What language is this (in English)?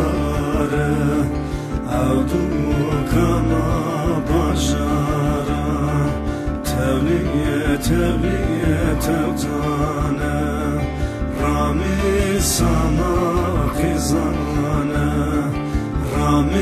Romanian